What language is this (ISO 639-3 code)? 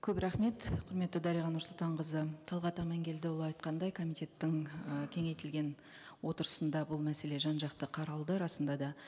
kaz